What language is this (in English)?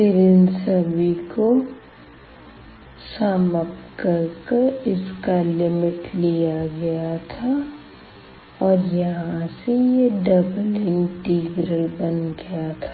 Hindi